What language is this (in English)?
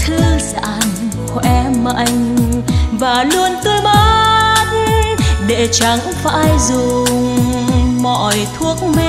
Vietnamese